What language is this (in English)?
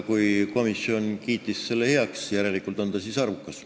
Estonian